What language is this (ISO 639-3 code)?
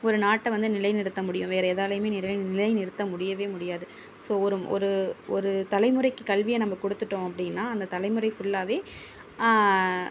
tam